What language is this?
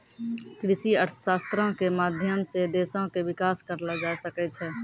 Maithili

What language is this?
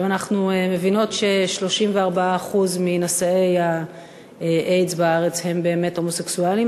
Hebrew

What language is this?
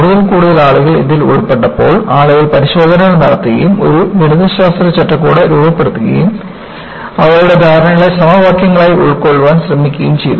Malayalam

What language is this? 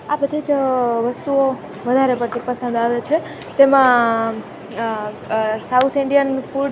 Gujarati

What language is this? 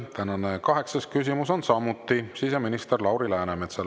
Estonian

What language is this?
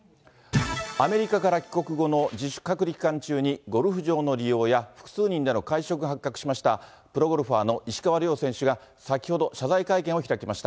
Japanese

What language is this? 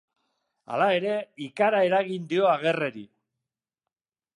Basque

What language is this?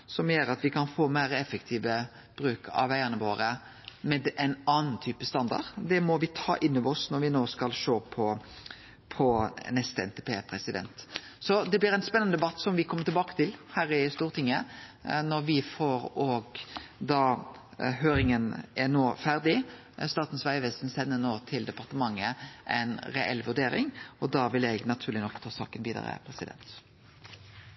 Norwegian Nynorsk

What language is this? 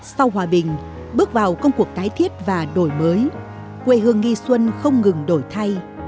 Vietnamese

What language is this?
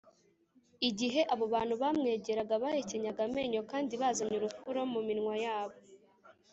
Kinyarwanda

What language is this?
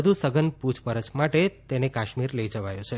Gujarati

